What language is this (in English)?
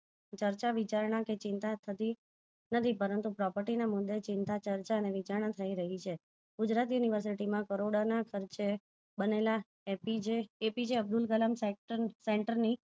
Gujarati